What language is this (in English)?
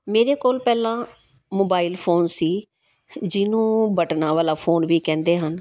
Punjabi